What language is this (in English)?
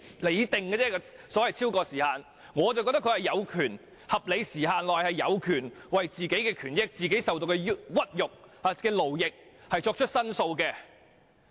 Cantonese